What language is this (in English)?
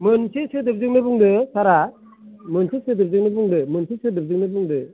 Bodo